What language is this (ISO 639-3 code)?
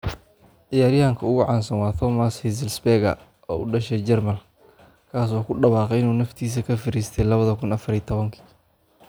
som